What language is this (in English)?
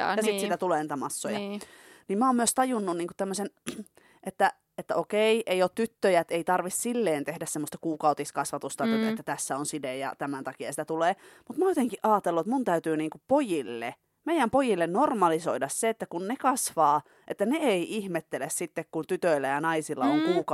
Finnish